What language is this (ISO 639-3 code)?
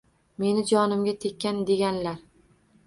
uzb